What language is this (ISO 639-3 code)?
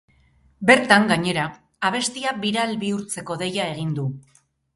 eus